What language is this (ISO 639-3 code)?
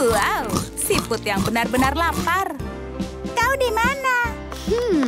ind